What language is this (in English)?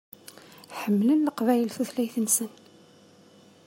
Kabyle